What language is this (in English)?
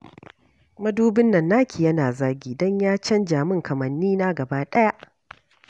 Hausa